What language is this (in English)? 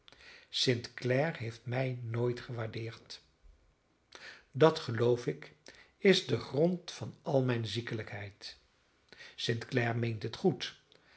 Dutch